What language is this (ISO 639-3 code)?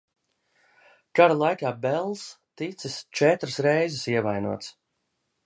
lav